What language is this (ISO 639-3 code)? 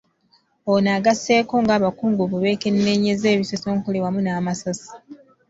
lug